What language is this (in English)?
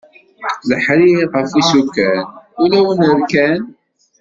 Kabyle